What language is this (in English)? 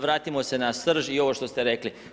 Croatian